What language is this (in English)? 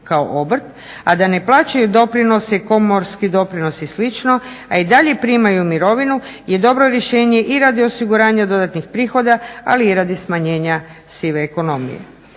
Croatian